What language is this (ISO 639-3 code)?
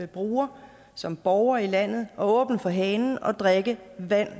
dan